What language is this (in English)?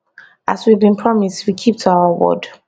Nigerian Pidgin